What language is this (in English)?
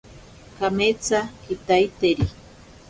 Ashéninka Perené